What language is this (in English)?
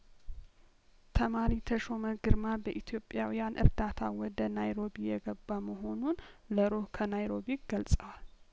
Amharic